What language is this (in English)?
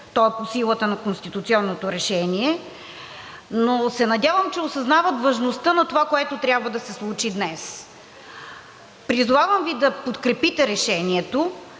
Bulgarian